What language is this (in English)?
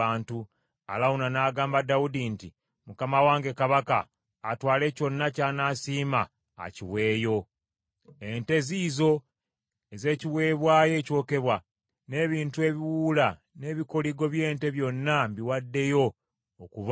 Ganda